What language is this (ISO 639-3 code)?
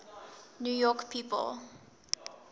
eng